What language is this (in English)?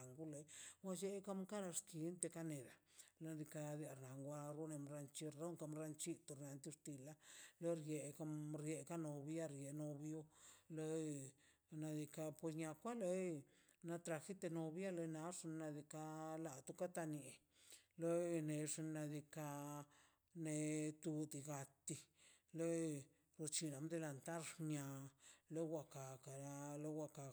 Mazaltepec Zapotec